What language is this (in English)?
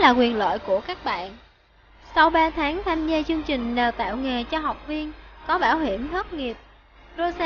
Vietnamese